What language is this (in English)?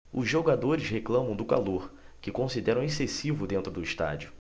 Portuguese